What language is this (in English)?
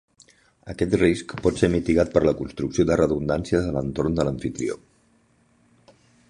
Catalan